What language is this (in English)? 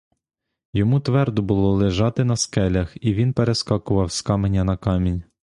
Ukrainian